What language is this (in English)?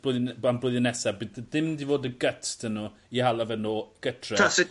Welsh